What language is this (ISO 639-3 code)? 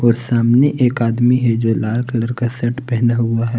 hin